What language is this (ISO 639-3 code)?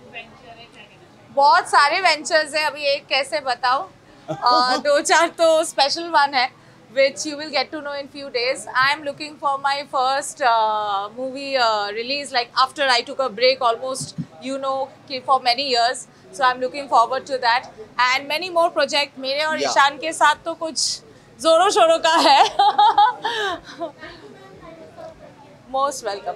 hin